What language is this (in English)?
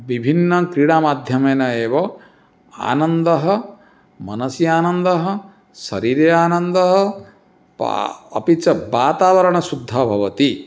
Sanskrit